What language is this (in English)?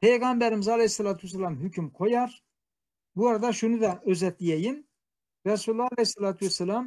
Turkish